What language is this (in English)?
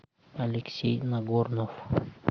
Russian